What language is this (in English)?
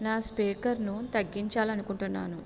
Telugu